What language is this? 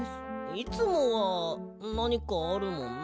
Japanese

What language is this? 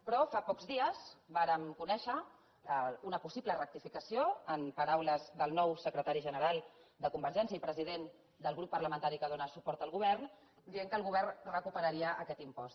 Catalan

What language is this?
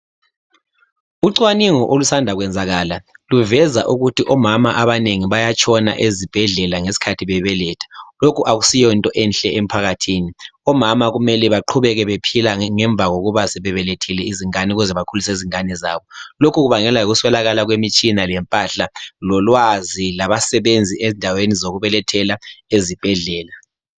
North Ndebele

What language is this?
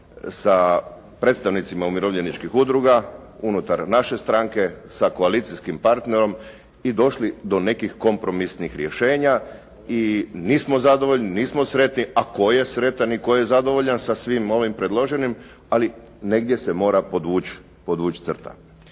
Croatian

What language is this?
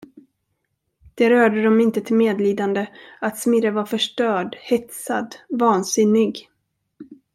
Swedish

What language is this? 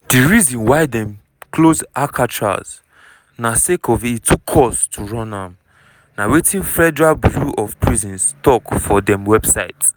Nigerian Pidgin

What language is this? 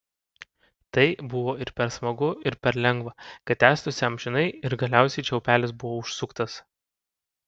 Lithuanian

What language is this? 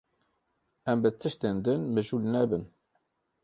Kurdish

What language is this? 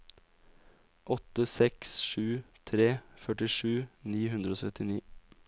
Norwegian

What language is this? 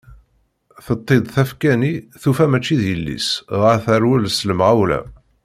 Kabyle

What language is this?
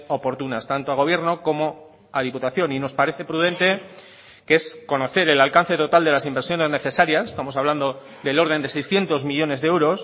Spanish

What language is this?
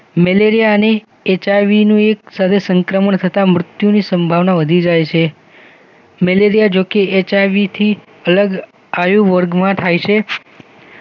Gujarati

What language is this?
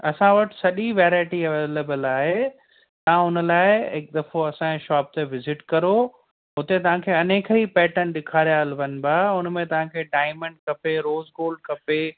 Sindhi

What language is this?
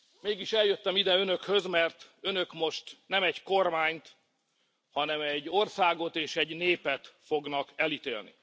Hungarian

